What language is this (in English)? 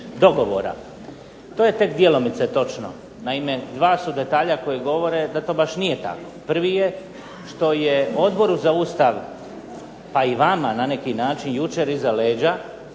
Croatian